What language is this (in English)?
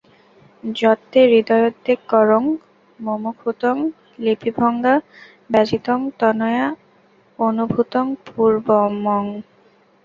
Bangla